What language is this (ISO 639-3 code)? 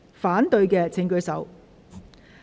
yue